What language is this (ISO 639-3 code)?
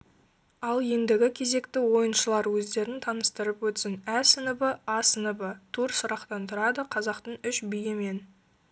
kaz